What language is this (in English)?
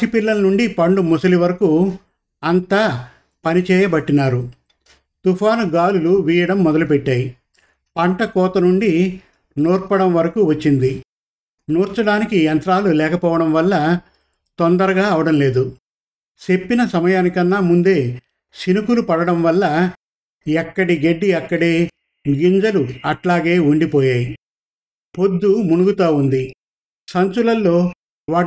Telugu